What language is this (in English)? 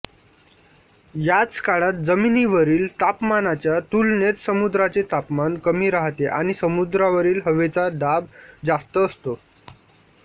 Marathi